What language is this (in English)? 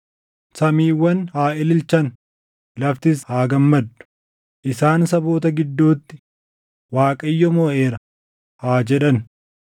Oromo